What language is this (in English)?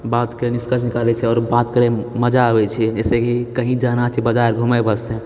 Maithili